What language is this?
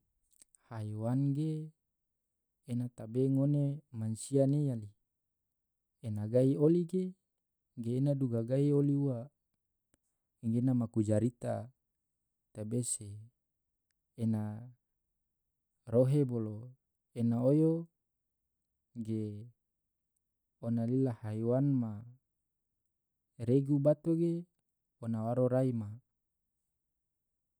Tidore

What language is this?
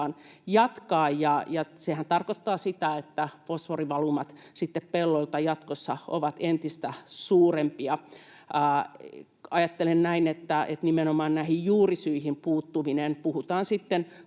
Finnish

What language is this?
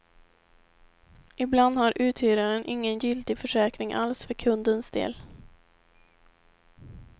Swedish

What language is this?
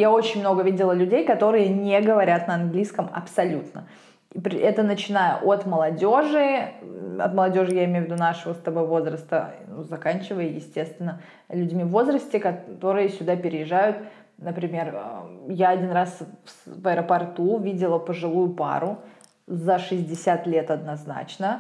Russian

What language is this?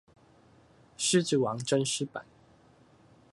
Chinese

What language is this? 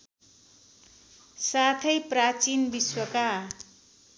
Nepali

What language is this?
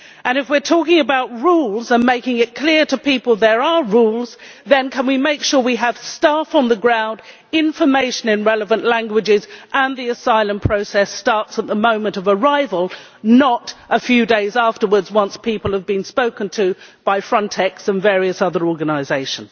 English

